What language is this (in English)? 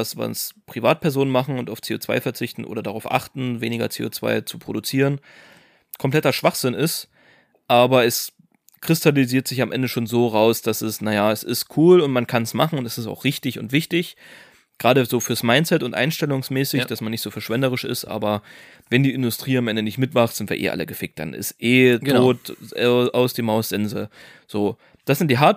German